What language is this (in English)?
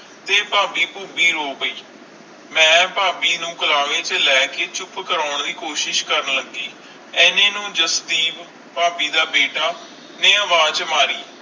Punjabi